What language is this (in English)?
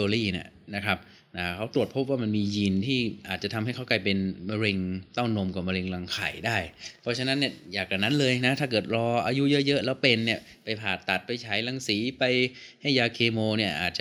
Thai